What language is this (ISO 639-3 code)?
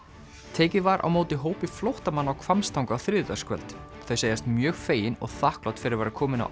isl